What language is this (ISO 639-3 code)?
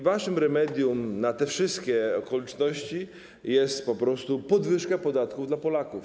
pol